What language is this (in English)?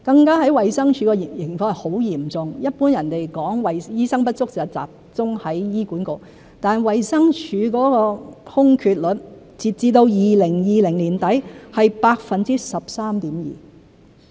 Cantonese